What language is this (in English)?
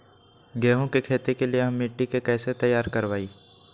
Magahi